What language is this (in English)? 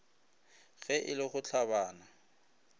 Northern Sotho